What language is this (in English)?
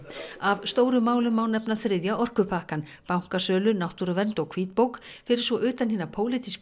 Icelandic